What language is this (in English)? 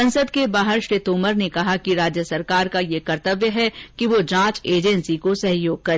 Hindi